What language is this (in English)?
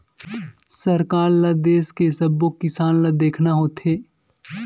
Chhattisgarhi